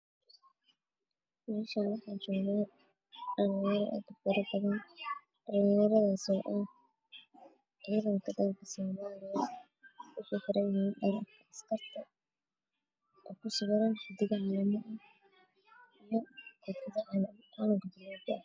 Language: Somali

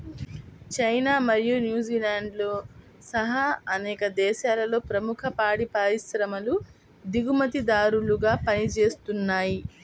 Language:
Telugu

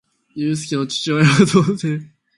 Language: Japanese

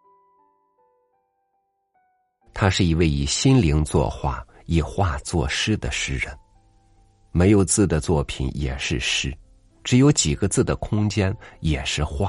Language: Chinese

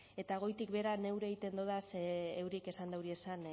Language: Basque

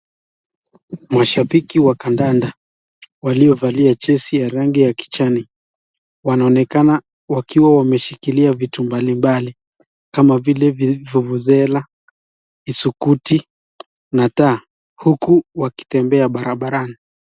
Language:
Swahili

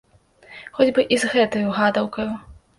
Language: Belarusian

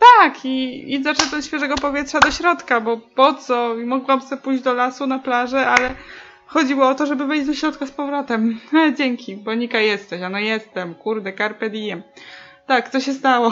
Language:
Polish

